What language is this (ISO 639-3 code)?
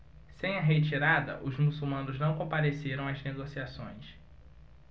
por